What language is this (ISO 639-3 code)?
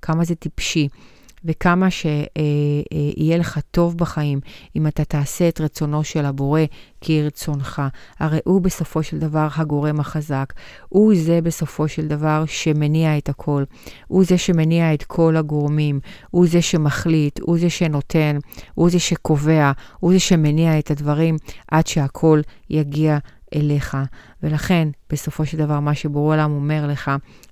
heb